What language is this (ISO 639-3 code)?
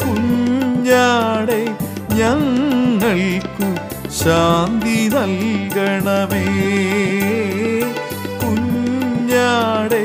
mal